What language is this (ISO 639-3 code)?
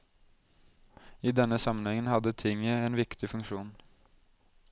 nor